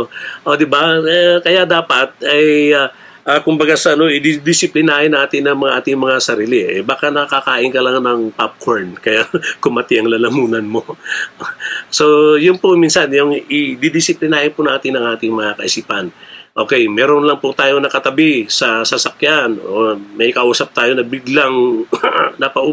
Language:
Filipino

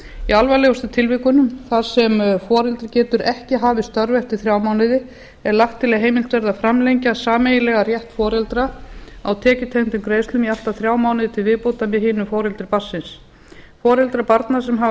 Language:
Icelandic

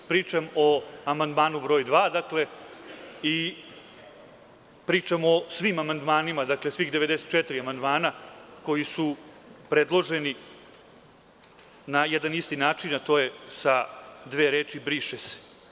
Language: Serbian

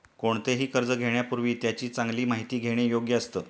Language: Marathi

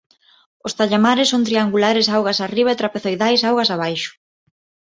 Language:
Galician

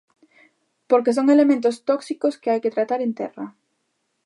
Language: Galician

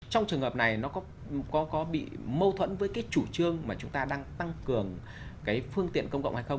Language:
Vietnamese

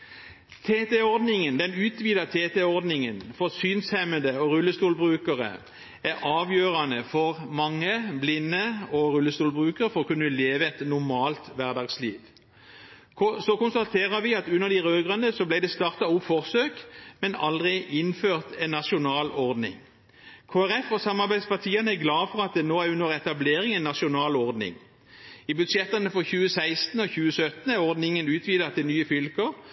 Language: Norwegian Bokmål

